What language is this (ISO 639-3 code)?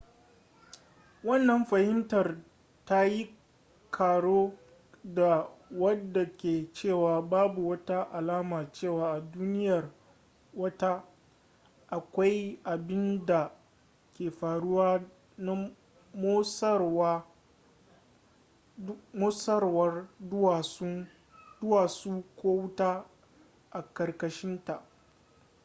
hau